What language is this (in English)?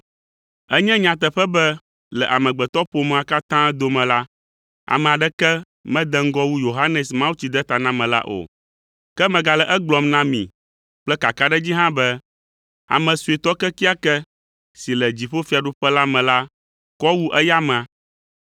Ewe